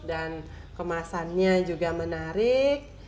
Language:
Indonesian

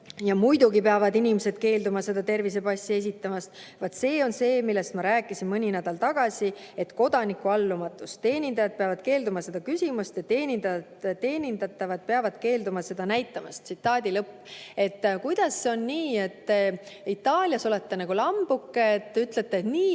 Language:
Estonian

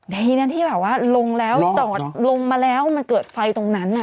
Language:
Thai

